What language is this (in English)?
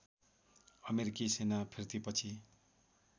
Nepali